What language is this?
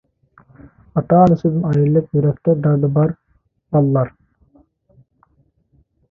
Uyghur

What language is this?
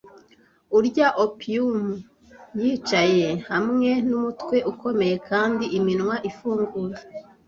Kinyarwanda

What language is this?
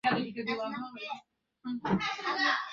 Bangla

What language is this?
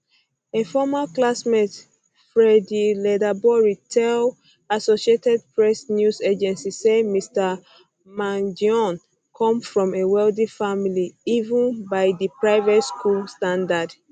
Nigerian Pidgin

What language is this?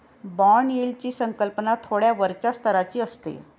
Marathi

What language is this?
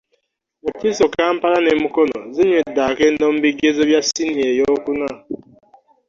Ganda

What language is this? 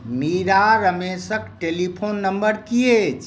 Maithili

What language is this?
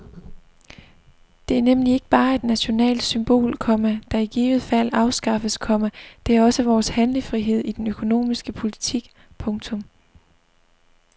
Danish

